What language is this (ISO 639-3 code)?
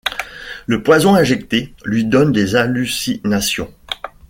fra